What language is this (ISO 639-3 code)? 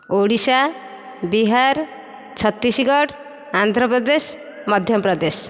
ori